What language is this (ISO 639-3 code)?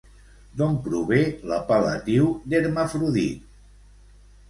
cat